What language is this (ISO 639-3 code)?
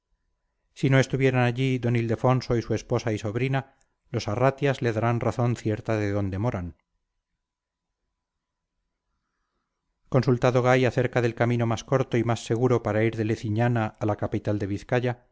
spa